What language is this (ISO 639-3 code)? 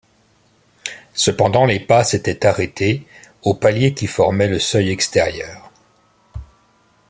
fra